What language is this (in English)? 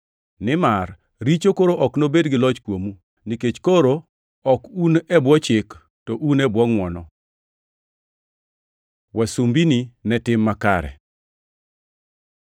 Luo (Kenya and Tanzania)